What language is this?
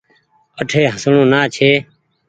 Goaria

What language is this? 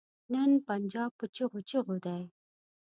Pashto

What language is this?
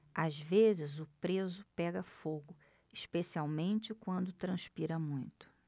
Portuguese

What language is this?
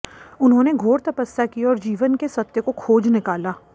Hindi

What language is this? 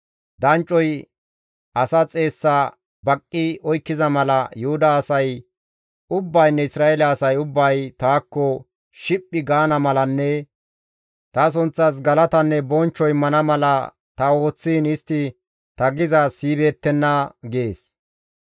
Gamo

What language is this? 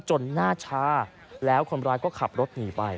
Thai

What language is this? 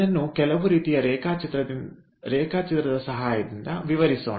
Kannada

